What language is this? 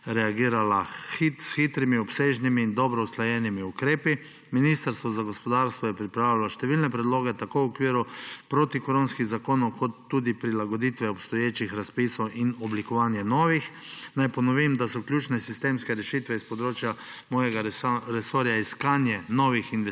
Slovenian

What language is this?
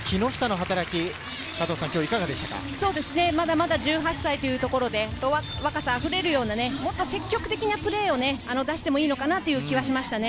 Japanese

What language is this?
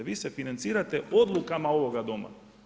Croatian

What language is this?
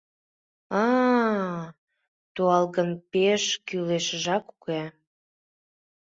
Mari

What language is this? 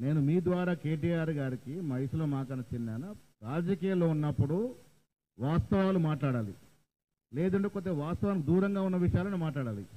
Telugu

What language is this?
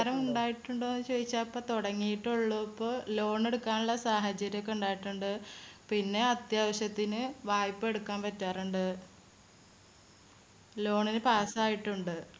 Malayalam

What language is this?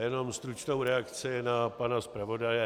Czech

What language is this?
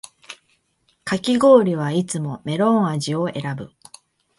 Japanese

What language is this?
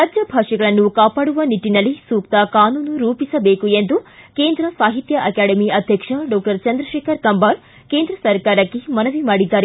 Kannada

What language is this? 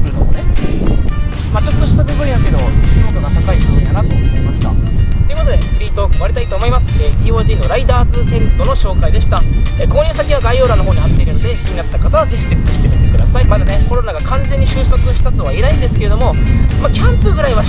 Japanese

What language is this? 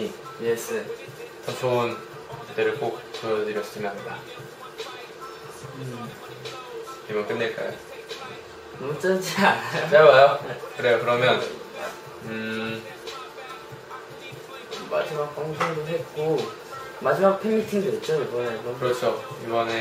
Korean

